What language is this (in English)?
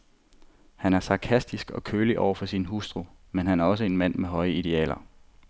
Danish